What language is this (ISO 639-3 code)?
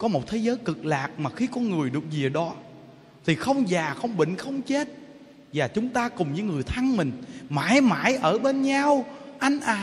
vie